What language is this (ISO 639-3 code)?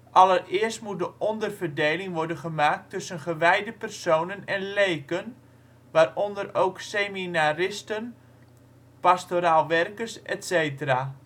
nld